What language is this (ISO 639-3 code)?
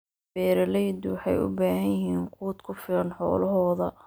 som